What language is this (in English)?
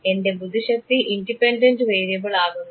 Malayalam